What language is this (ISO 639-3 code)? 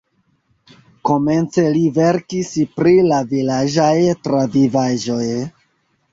epo